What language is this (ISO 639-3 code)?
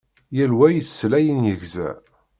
kab